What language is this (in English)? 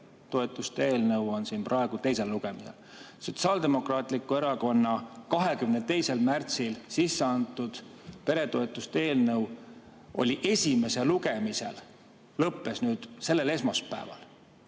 Estonian